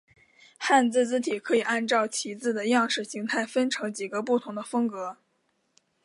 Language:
Chinese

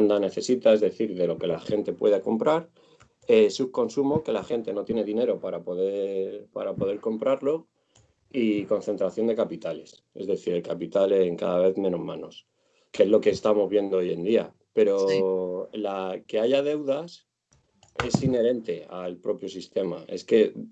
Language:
Spanish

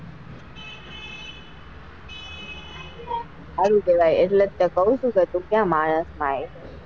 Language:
Gujarati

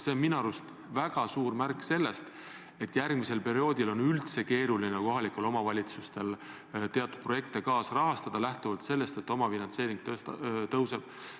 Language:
Estonian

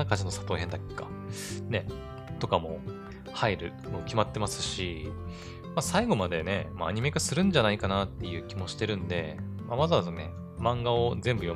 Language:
Japanese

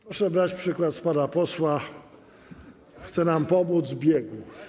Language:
Polish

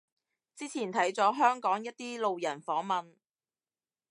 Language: Cantonese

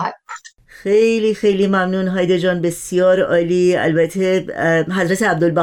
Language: Persian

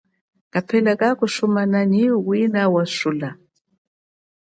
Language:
Chokwe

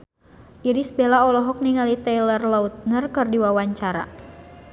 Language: Sundanese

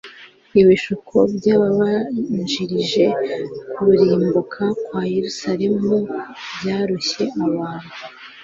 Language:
Kinyarwanda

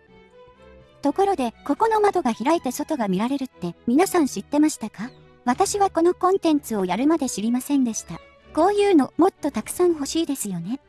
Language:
Japanese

